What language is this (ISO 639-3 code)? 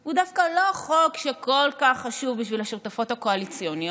heb